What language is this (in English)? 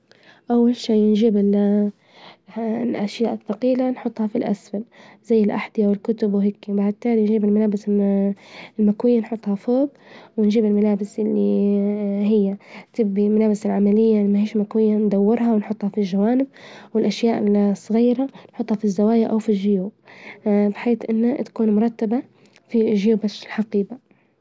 Libyan Arabic